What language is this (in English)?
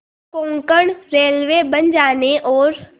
Hindi